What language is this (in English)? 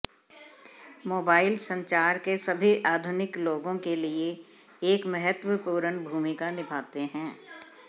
Hindi